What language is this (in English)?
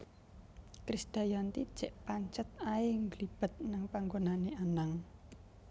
Javanese